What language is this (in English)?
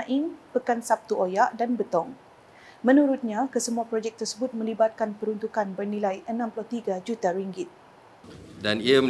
Malay